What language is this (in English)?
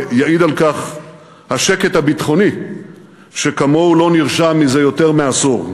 Hebrew